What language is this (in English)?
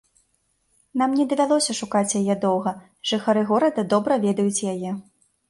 Belarusian